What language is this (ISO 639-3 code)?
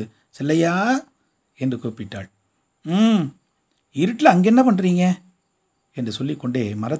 tam